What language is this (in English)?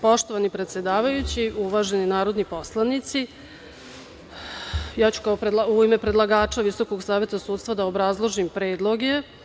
Serbian